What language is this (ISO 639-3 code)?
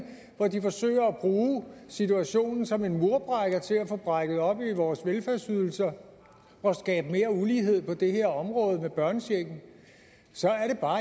dan